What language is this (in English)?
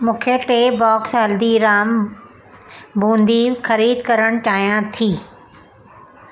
Sindhi